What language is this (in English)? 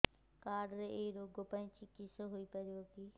Odia